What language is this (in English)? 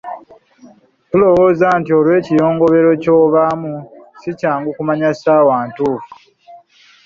Ganda